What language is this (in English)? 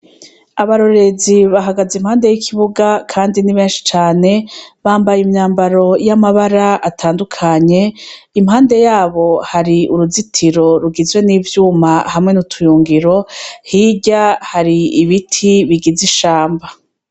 Rundi